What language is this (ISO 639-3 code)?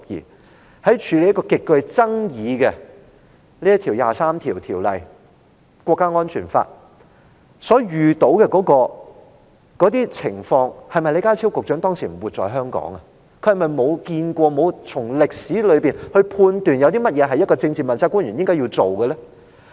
yue